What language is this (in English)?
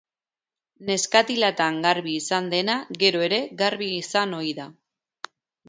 Basque